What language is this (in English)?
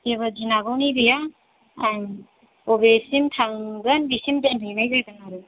Bodo